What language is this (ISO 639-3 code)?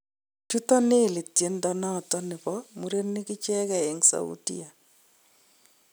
kln